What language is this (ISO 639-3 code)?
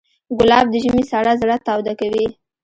pus